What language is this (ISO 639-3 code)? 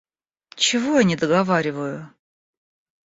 rus